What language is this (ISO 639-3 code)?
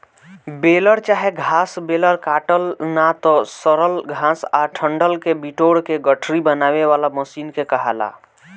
bho